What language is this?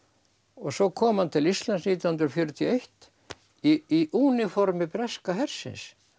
Icelandic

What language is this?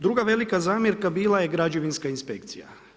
Croatian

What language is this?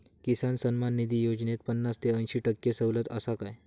Marathi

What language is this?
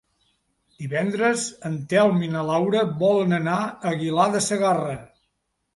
Catalan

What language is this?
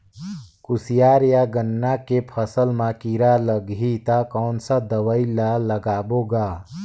Chhattisgarhi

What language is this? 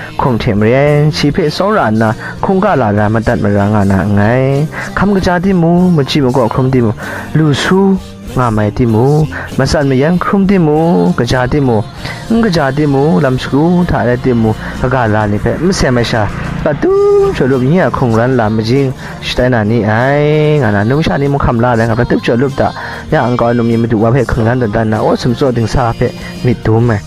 Thai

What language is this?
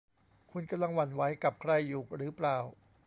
Thai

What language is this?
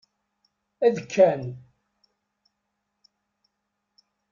Kabyle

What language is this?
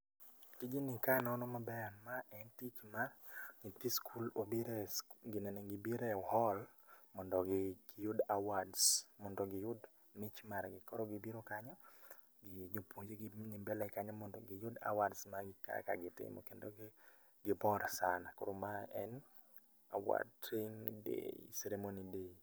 Luo (Kenya and Tanzania)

